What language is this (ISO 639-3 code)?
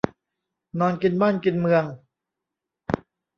tha